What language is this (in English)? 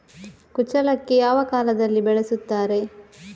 Kannada